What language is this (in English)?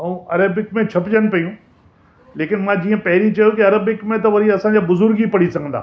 Sindhi